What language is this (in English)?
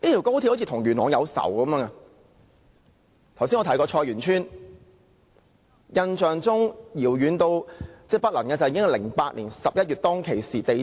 Cantonese